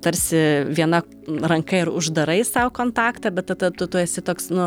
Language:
Lithuanian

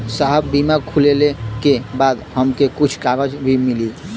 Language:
Bhojpuri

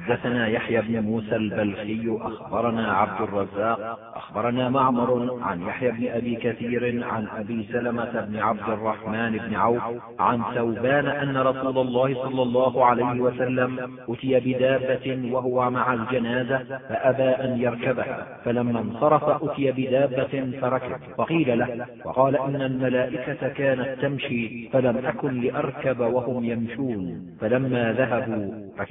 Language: Arabic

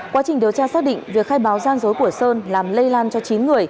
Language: Vietnamese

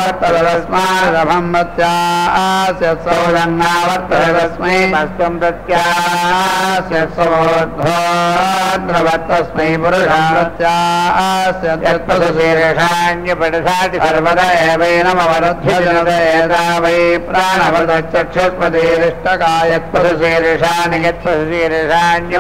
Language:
Hindi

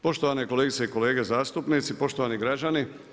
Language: Croatian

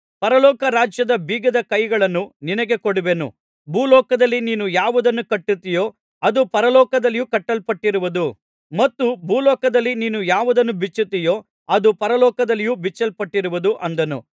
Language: Kannada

